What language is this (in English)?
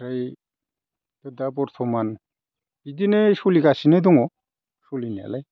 Bodo